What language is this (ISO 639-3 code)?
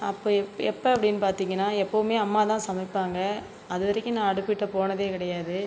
tam